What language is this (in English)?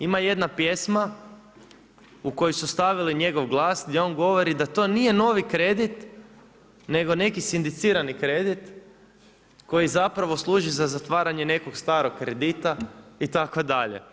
Croatian